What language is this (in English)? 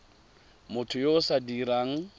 Tswana